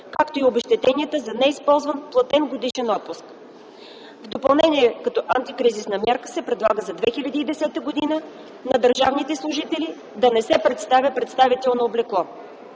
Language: Bulgarian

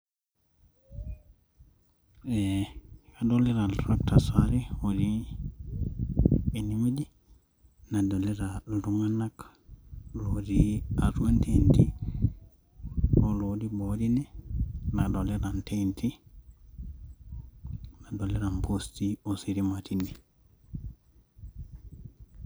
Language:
Masai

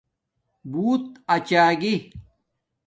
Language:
Domaaki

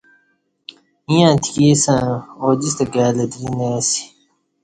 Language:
Kati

